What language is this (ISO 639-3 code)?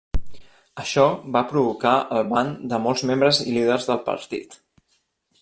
cat